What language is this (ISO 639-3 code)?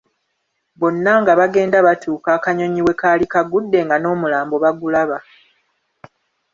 lug